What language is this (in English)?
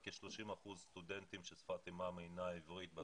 Hebrew